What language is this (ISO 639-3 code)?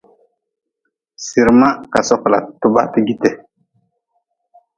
nmz